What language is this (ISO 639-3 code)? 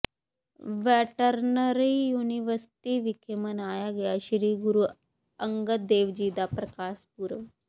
pan